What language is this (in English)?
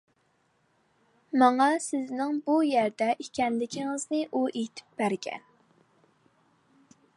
Uyghur